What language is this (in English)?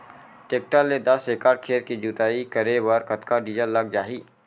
Chhattisgarhi